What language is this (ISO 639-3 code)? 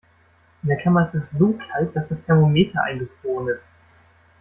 deu